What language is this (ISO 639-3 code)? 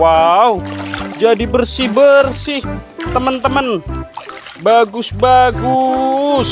ind